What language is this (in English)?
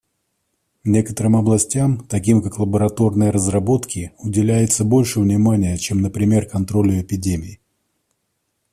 Russian